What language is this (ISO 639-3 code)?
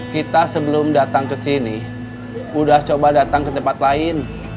ind